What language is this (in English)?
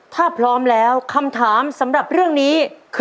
Thai